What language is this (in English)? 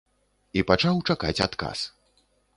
Belarusian